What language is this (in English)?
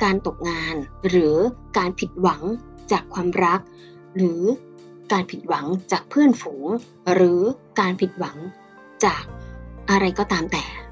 Thai